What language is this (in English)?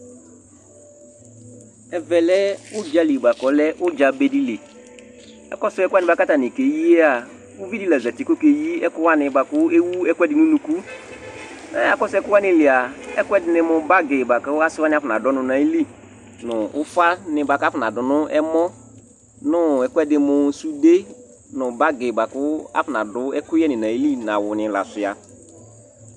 Ikposo